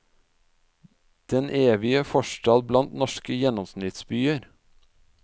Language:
Norwegian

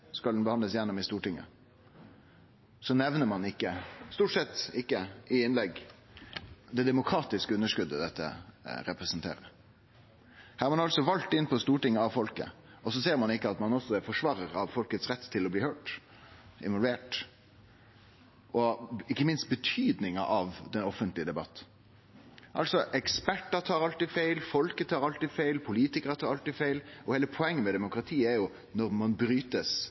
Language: Norwegian Nynorsk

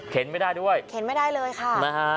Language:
Thai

